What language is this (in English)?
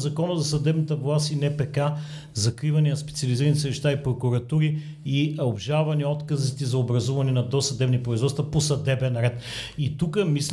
Bulgarian